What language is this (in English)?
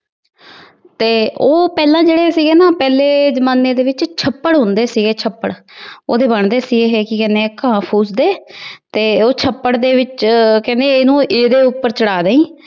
Punjabi